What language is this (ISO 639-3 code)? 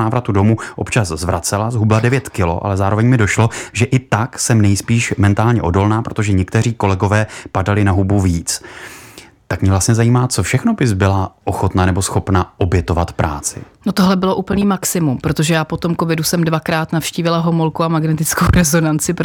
ces